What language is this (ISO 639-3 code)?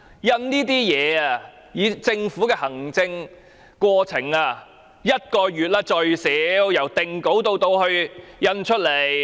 yue